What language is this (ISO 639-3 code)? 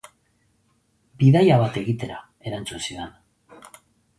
eus